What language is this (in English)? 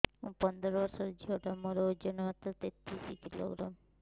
Odia